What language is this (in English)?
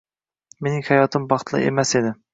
Uzbek